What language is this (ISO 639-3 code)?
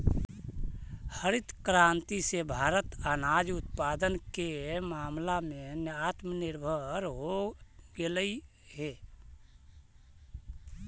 mag